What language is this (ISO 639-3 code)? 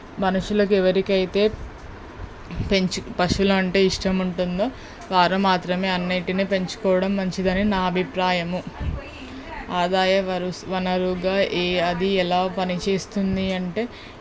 tel